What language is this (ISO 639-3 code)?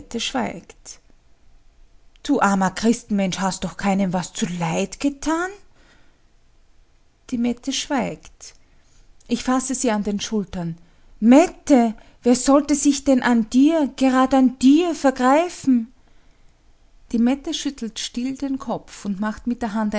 deu